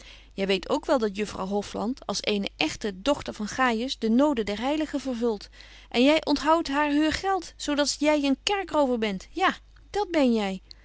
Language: Dutch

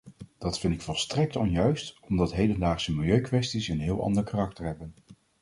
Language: Dutch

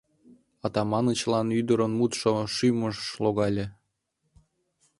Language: Mari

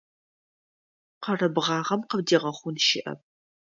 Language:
Adyghe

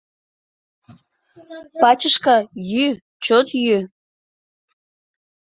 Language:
Mari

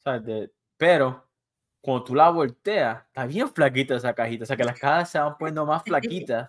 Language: Spanish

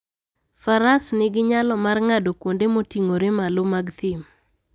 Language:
Luo (Kenya and Tanzania)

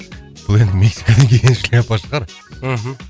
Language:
Kazakh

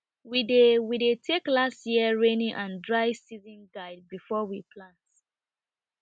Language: Nigerian Pidgin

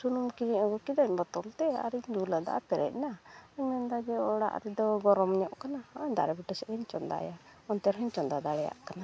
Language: Santali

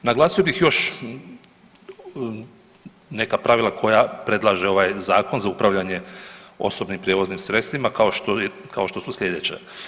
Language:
Croatian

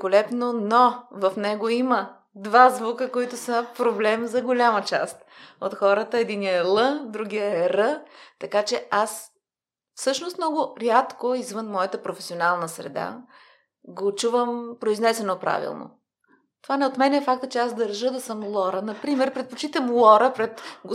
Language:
Bulgarian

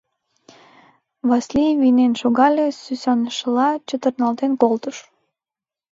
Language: Mari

